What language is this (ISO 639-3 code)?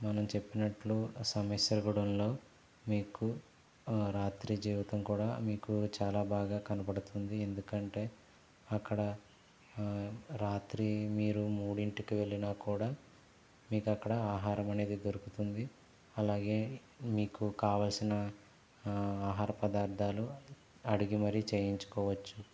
tel